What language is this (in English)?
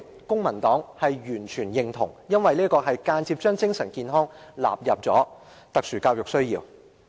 Cantonese